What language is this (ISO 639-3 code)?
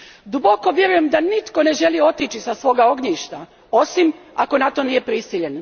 hrv